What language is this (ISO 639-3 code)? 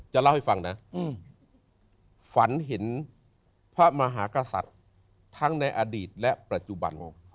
tha